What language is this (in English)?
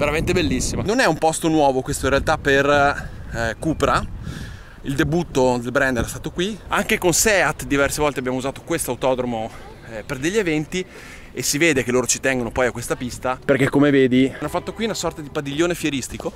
Italian